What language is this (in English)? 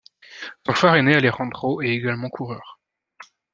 French